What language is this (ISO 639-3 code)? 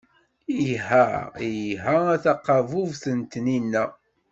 kab